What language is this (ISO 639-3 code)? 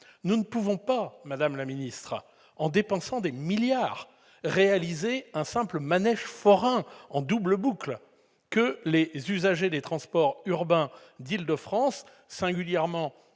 fra